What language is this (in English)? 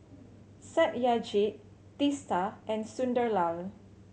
English